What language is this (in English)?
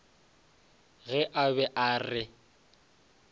Northern Sotho